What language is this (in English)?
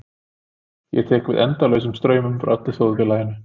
Icelandic